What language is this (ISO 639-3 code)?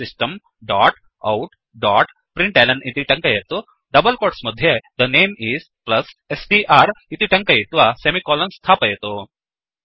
san